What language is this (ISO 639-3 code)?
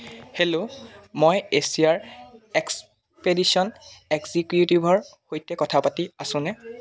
asm